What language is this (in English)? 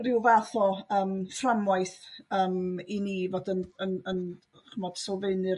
Welsh